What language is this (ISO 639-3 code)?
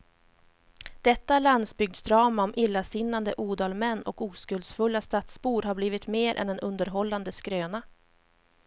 swe